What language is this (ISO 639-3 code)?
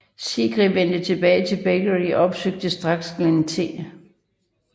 dan